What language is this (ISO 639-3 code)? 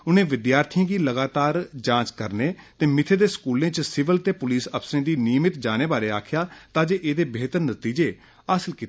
doi